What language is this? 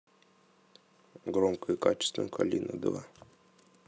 Russian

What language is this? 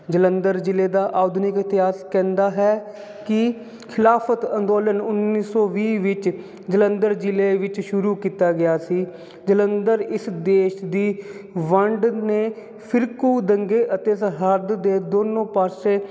Punjabi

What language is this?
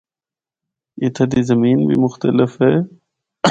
Northern Hindko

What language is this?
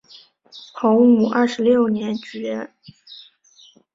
Chinese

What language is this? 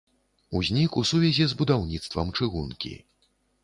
Belarusian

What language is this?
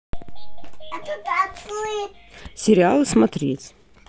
Russian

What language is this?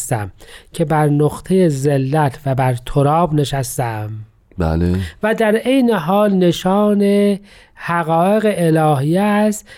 Persian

